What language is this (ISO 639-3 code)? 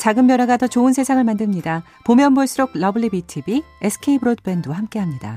kor